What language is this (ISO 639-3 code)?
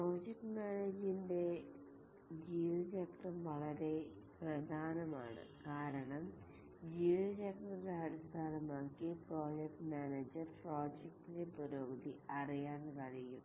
mal